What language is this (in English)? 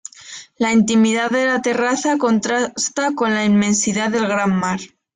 Spanish